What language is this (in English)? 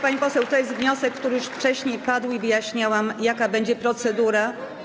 Polish